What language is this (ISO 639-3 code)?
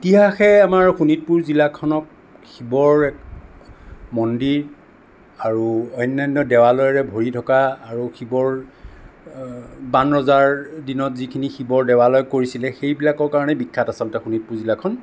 asm